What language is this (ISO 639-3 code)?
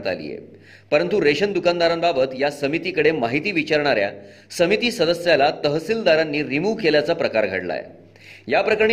mar